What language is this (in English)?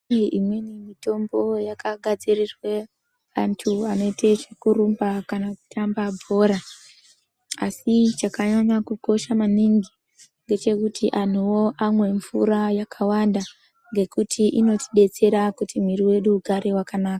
Ndau